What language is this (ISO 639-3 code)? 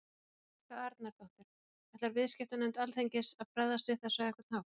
isl